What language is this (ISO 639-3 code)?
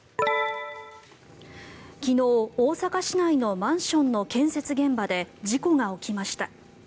jpn